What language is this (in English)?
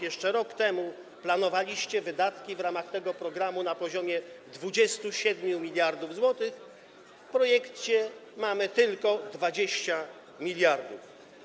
Polish